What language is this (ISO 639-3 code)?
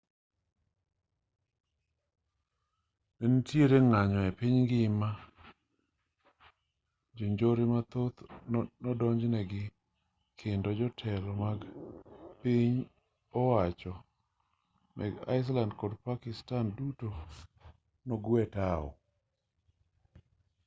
luo